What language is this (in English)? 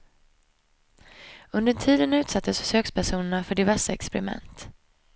Swedish